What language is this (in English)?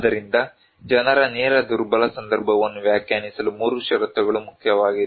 Kannada